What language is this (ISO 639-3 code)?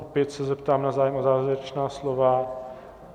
ces